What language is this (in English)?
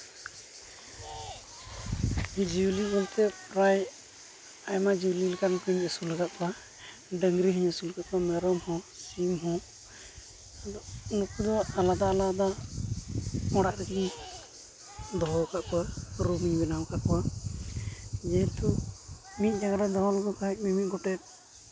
Santali